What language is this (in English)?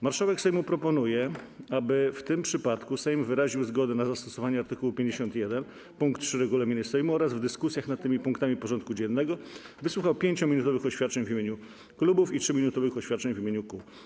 Polish